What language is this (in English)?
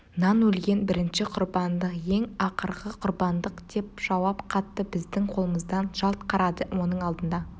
Kazakh